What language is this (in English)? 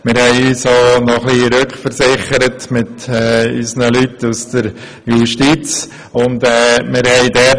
Swiss German